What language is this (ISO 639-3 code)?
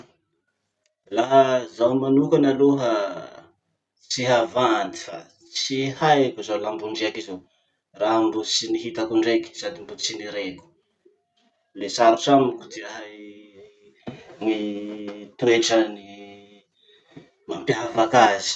msh